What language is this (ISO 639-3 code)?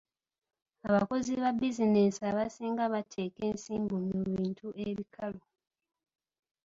lug